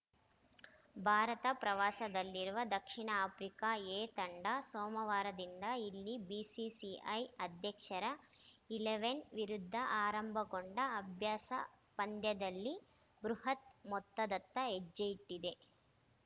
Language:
Kannada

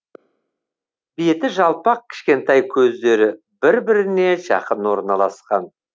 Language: Kazakh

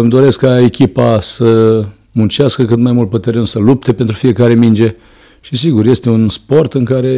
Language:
Romanian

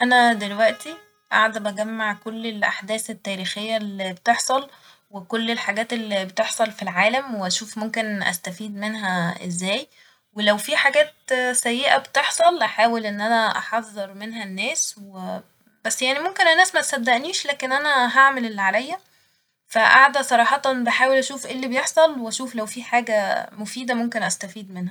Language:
Egyptian Arabic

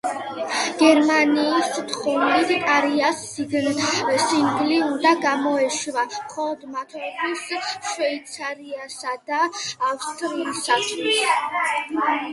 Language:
Georgian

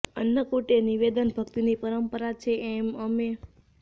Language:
Gujarati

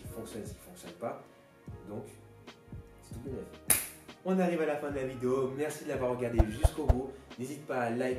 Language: French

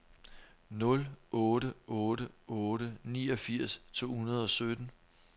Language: Danish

